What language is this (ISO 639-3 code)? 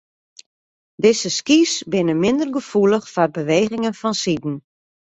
fry